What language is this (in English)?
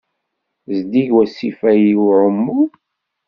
Kabyle